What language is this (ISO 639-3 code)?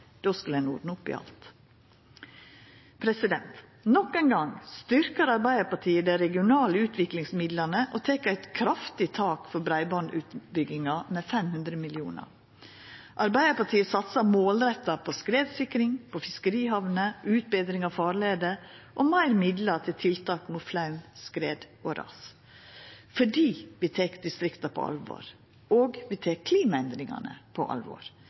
nno